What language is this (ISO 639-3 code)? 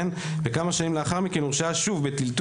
heb